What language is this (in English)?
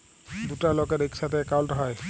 Bangla